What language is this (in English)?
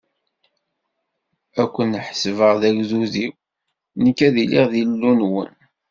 Kabyle